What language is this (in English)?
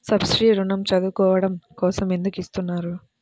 Telugu